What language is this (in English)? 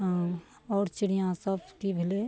Maithili